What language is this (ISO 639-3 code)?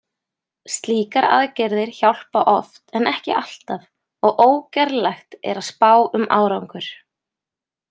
isl